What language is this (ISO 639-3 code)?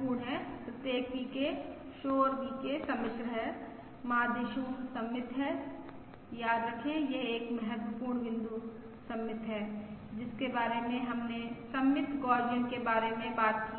hin